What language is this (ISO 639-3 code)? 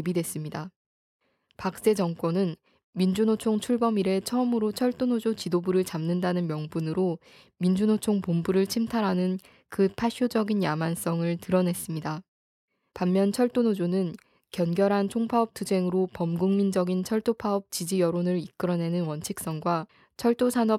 kor